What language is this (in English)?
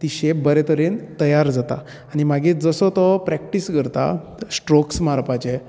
Konkani